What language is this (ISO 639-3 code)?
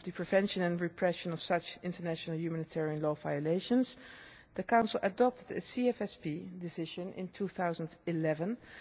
eng